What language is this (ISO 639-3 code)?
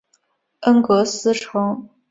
zho